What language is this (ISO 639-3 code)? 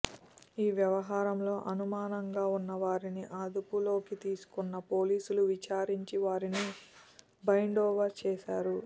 tel